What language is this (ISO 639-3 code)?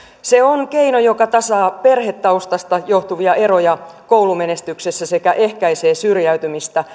fin